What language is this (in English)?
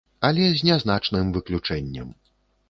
Belarusian